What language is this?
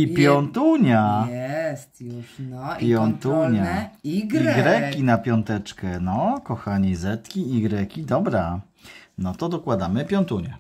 Polish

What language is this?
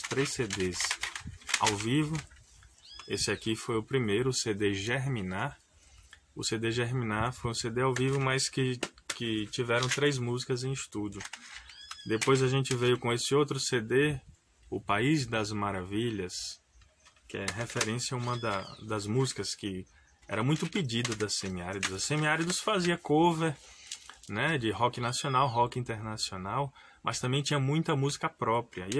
Portuguese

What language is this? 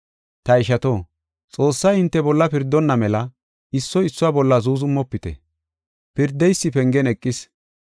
Gofa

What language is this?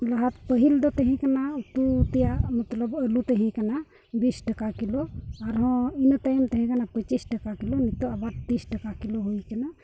Santali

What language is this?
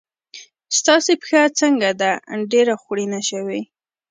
Pashto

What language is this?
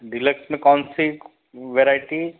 Hindi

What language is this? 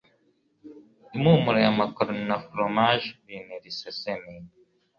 Kinyarwanda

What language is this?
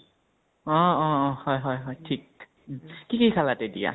Assamese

